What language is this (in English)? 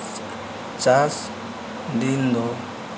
Santali